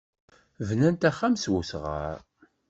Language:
Kabyle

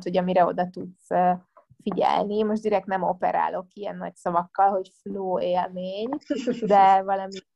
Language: Hungarian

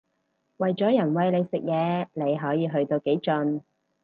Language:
Cantonese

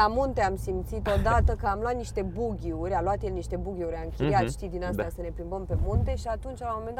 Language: Romanian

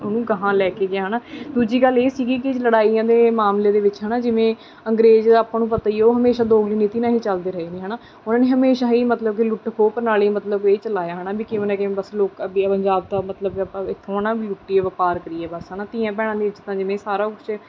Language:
Punjabi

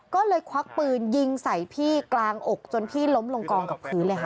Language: Thai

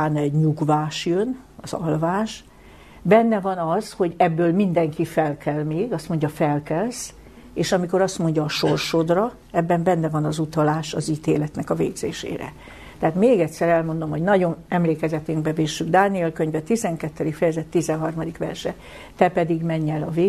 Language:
Hungarian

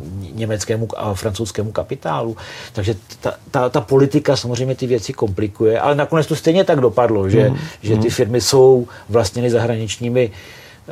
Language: Czech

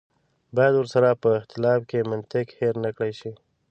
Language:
Pashto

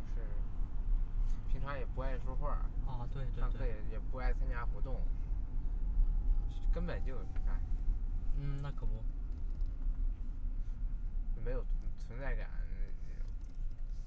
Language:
Chinese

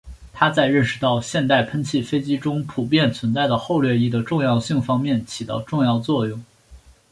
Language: Chinese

